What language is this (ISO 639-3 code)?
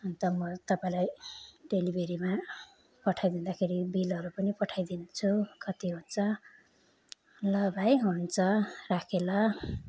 nep